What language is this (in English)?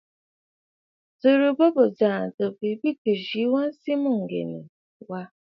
Bafut